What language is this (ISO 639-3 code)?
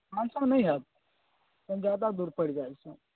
mai